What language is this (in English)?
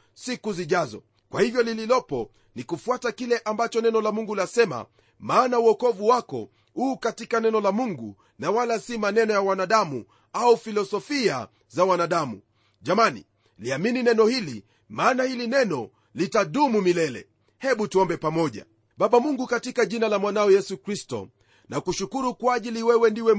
Swahili